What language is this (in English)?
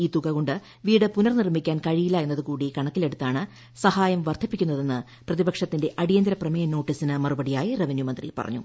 Malayalam